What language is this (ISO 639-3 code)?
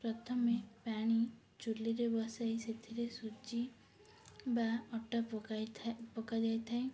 ori